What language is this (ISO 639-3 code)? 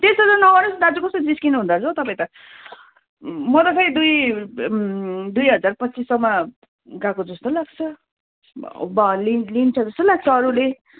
nep